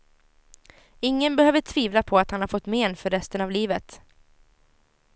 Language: Swedish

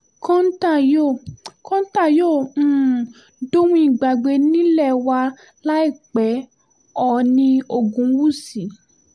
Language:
Yoruba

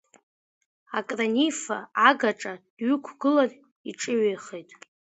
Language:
Abkhazian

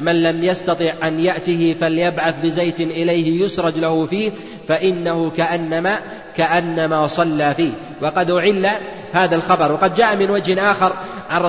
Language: Arabic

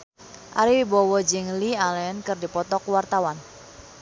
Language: Sundanese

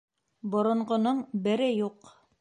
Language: Bashkir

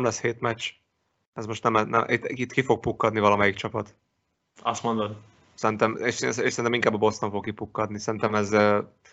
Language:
Hungarian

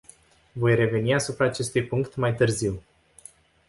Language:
Romanian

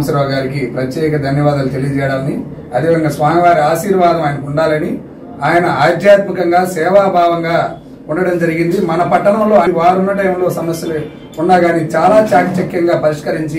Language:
Telugu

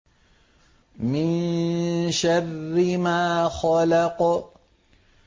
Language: Arabic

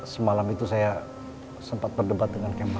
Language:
Indonesian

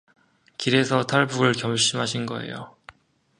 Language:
Korean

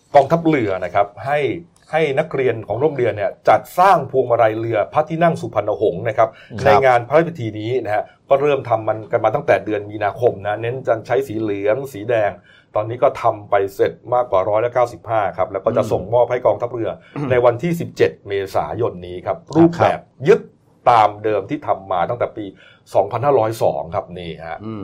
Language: Thai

